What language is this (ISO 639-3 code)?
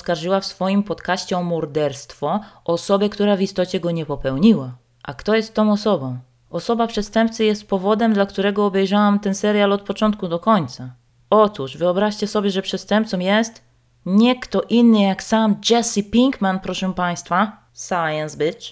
pol